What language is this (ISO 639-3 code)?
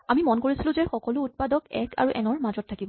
asm